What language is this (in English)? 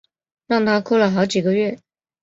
Chinese